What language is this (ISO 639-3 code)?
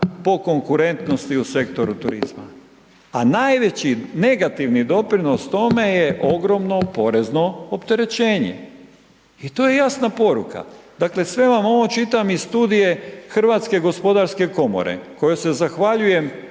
hrv